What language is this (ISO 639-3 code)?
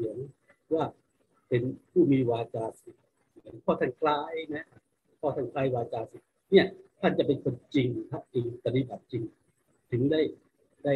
tha